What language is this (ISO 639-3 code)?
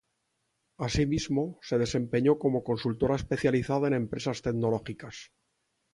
spa